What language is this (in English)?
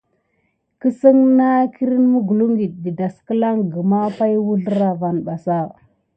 Gidar